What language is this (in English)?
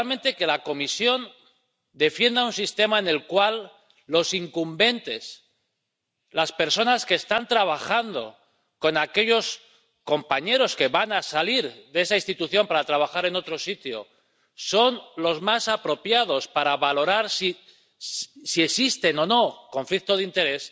Spanish